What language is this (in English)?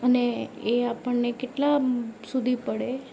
Gujarati